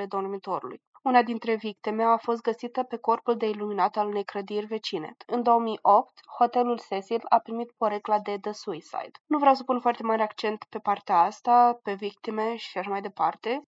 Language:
Romanian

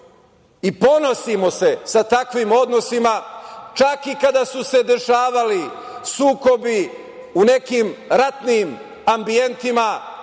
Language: Serbian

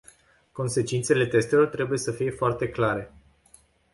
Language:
Romanian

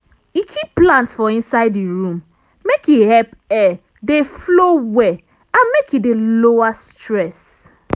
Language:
Nigerian Pidgin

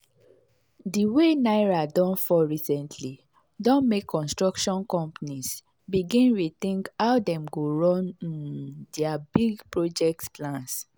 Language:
Nigerian Pidgin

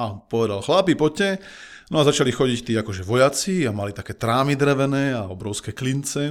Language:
Slovak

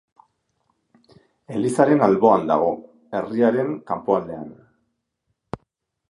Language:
Basque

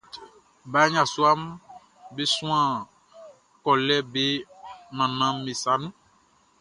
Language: Baoulé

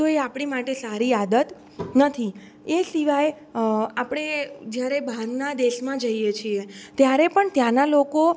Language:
Gujarati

